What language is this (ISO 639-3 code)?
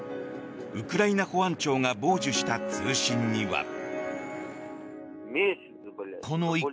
jpn